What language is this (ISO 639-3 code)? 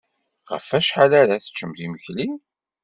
kab